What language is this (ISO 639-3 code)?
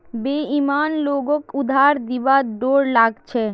mag